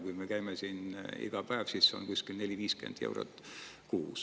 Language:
Estonian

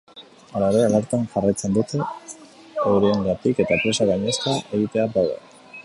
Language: Basque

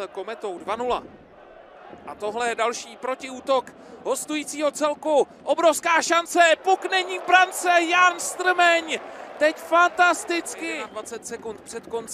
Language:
Czech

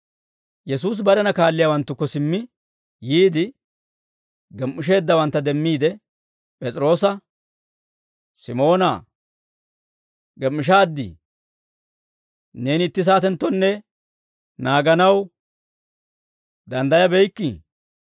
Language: Dawro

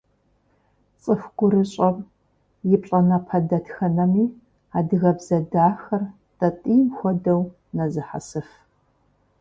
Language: Kabardian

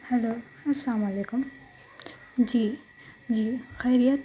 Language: Urdu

